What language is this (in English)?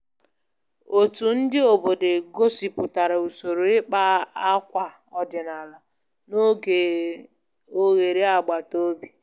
Igbo